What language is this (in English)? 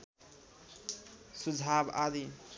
Nepali